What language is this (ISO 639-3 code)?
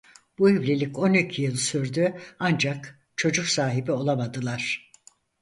tur